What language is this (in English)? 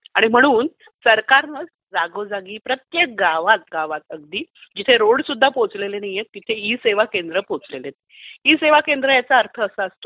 Marathi